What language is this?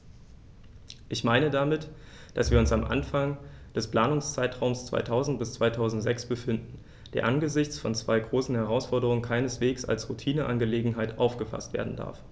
German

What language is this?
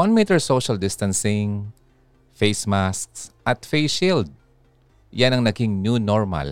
Filipino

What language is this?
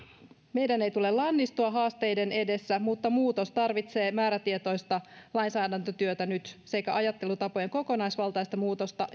Finnish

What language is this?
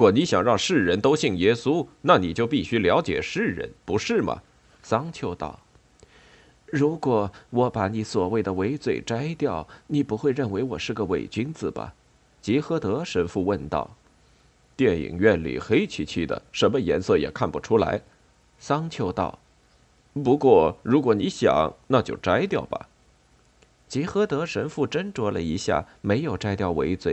Chinese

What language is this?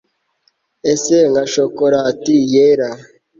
Kinyarwanda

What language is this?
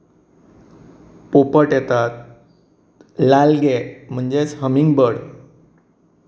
Konkani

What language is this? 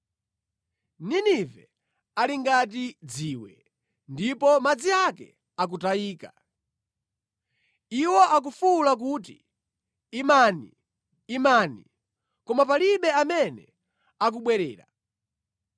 Nyanja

